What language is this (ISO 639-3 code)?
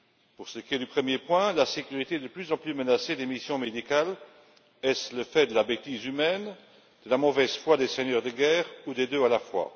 fra